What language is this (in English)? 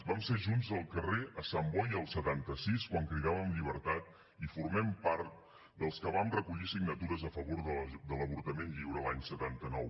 Catalan